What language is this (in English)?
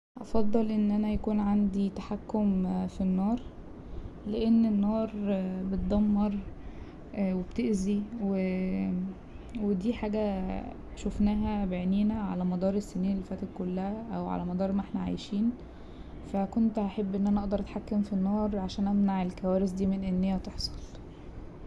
Egyptian Arabic